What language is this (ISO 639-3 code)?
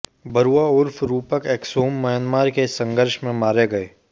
hin